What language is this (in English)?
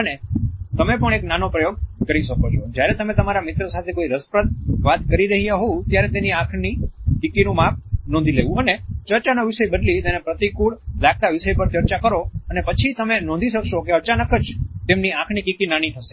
Gujarati